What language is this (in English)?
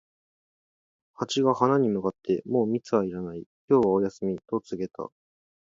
Japanese